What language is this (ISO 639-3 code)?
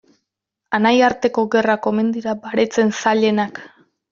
eus